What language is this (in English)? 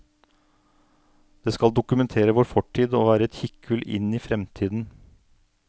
Norwegian